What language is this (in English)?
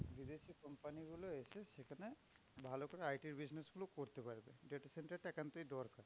Bangla